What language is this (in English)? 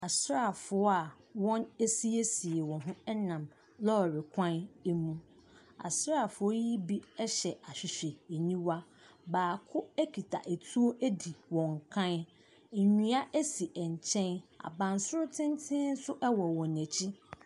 Akan